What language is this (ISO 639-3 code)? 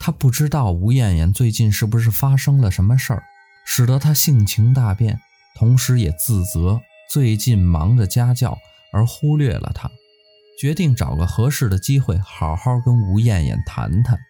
zho